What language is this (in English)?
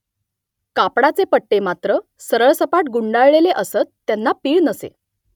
Marathi